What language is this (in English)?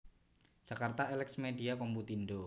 Javanese